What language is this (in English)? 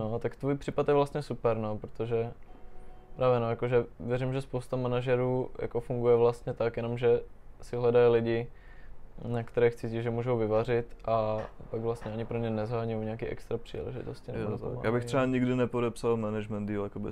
Czech